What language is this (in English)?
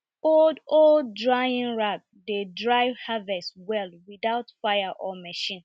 Nigerian Pidgin